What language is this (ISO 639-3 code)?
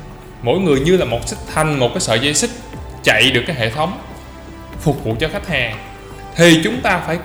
vie